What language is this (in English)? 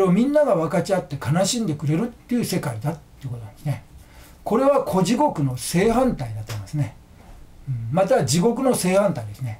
Japanese